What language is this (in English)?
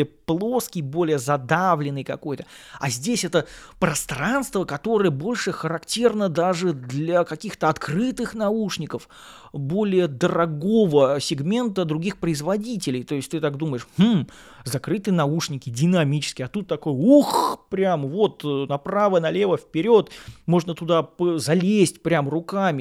Russian